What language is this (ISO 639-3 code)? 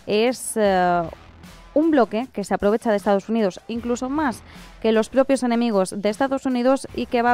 spa